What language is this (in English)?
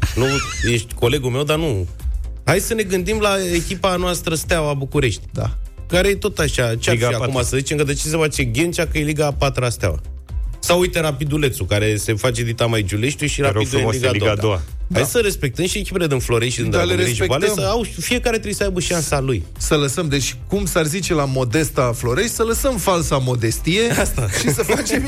Romanian